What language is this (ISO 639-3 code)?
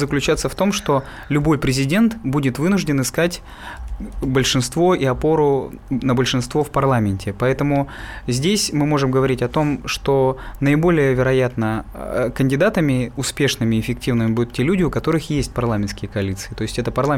rus